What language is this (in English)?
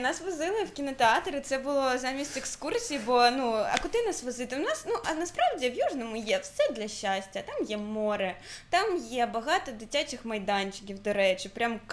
Russian